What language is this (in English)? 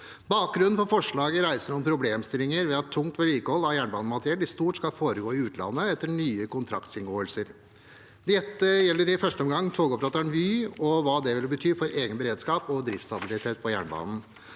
Norwegian